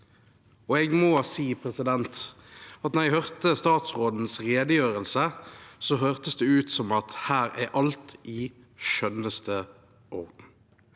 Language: Norwegian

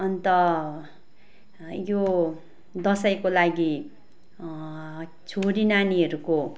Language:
Nepali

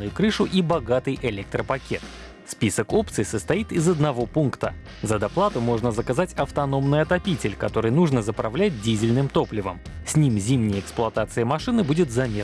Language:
Russian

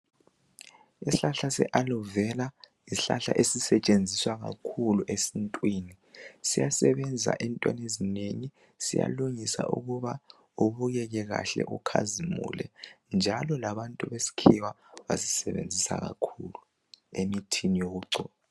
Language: North Ndebele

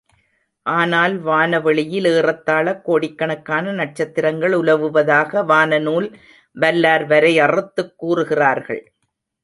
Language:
Tamil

